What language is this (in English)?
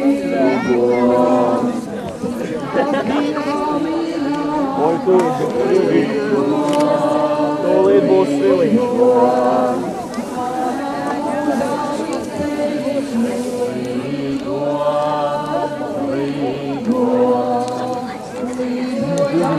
Latvian